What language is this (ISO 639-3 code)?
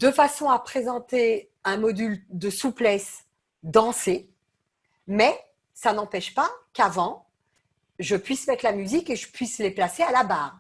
fra